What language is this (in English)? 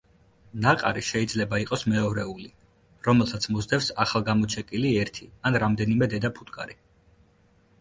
Georgian